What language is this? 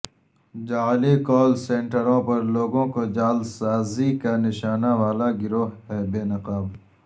Urdu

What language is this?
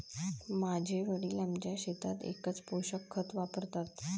Marathi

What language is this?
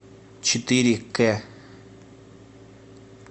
Russian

